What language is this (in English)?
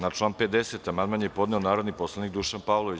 Serbian